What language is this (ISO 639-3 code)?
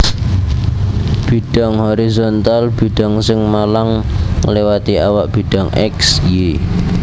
jav